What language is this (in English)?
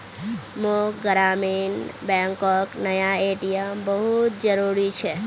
Magahi